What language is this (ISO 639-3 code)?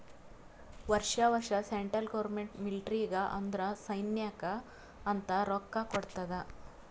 kan